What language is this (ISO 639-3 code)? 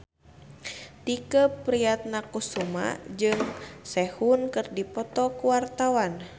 sun